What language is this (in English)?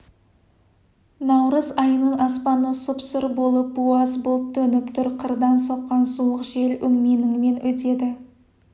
Kazakh